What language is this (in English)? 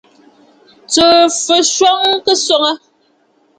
Bafut